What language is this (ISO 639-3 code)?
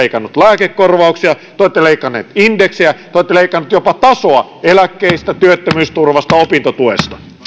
fin